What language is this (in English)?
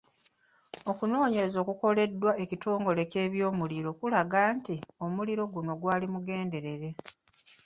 Ganda